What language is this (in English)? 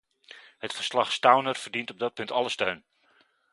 Dutch